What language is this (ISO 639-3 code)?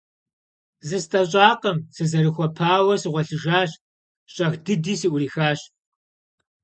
kbd